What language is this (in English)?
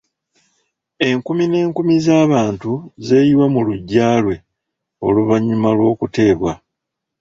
Ganda